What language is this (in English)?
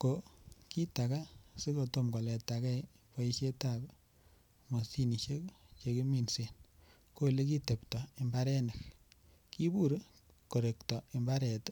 Kalenjin